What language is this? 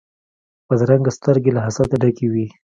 Pashto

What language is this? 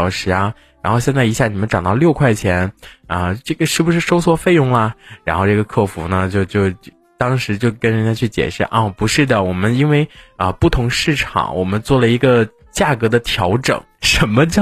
Chinese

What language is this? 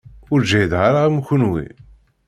Kabyle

